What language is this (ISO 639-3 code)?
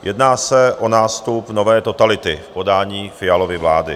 ces